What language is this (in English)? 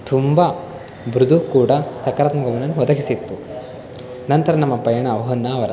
Kannada